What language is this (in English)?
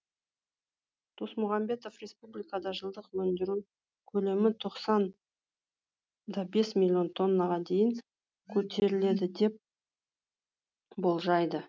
Kazakh